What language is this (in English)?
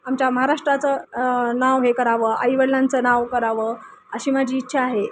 Marathi